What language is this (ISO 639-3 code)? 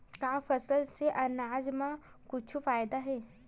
hne